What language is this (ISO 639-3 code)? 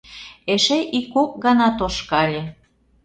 chm